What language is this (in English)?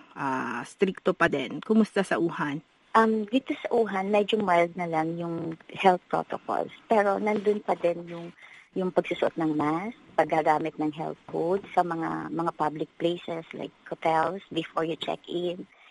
Filipino